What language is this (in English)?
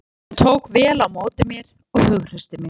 Icelandic